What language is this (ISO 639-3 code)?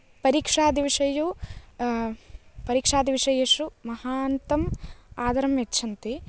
san